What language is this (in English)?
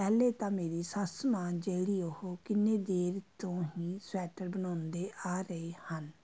Punjabi